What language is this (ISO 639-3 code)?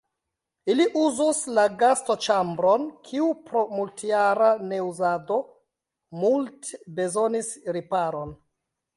epo